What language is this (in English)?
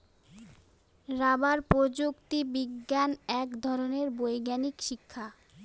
Bangla